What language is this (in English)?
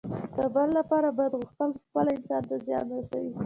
Pashto